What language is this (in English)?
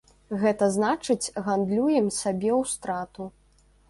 Belarusian